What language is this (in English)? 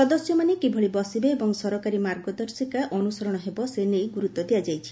Odia